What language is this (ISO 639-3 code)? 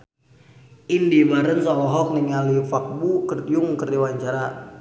sun